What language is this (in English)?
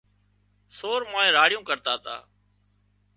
Wadiyara Koli